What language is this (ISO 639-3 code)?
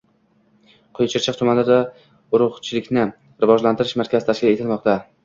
uzb